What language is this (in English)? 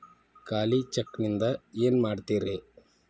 Kannada